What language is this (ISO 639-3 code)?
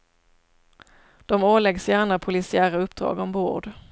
swe